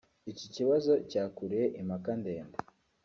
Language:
Kinyarwanda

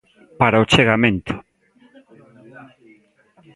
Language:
Galician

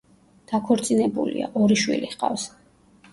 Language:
Georgian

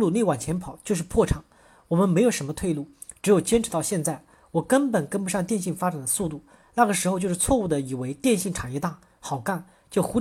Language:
Chinese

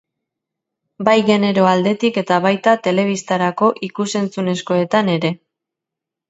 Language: Basque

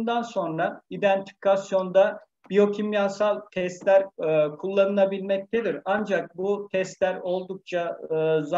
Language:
Turkish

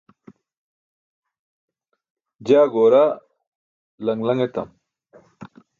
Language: Burushaski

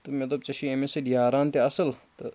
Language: Kashmiri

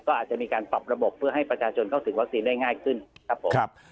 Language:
Thai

